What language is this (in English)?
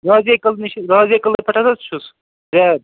Kashmiri